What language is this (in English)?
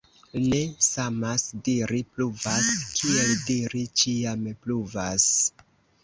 Esperanto